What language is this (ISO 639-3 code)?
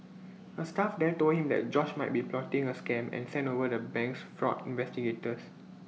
eng